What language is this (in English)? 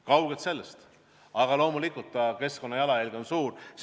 Estonian